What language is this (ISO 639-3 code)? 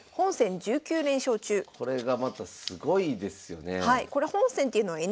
jpn